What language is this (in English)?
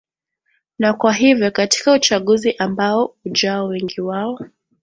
Swahili